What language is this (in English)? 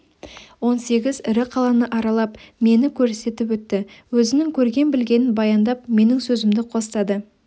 Kazakh